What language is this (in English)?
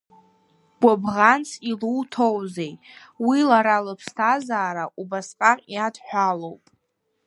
Abkhazian